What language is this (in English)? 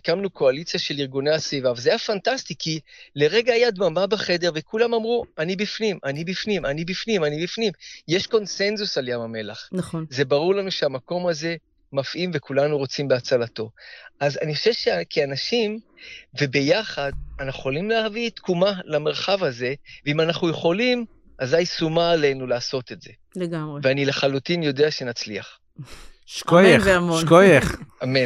Hebrew